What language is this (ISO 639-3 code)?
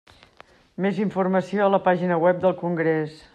cat